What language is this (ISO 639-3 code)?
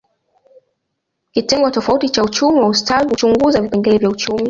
swa